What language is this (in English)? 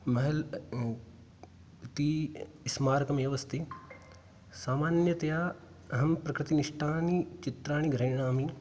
Sanskrit